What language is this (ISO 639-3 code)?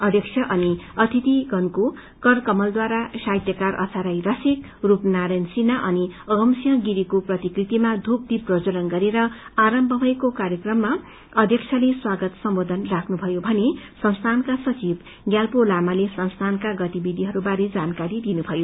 nep